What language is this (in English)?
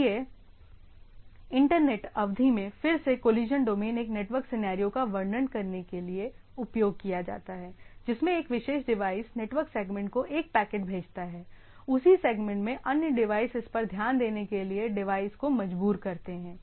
Hindi